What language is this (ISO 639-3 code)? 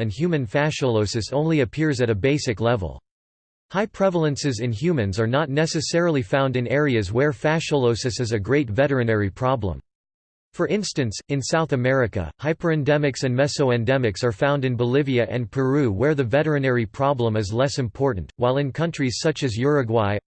eng